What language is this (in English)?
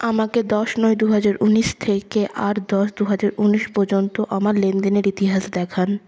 Bangla